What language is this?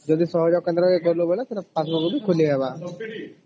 Odia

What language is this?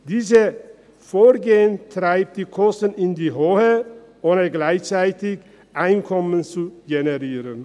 Swiss German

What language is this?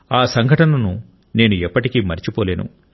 Telugu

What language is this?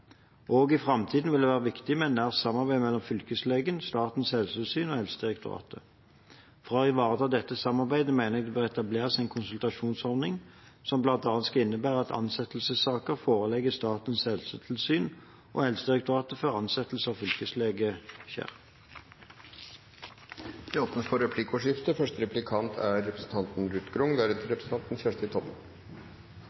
Norwegian Bokmål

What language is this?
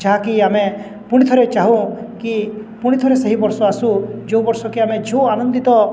Odia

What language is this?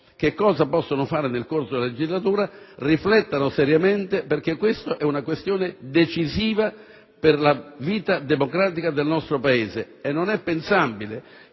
Italian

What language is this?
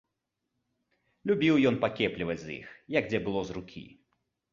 Belarusian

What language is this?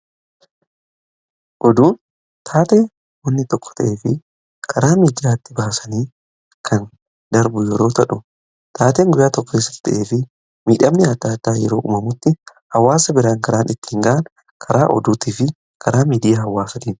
Oromo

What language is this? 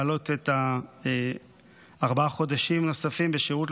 Hebrew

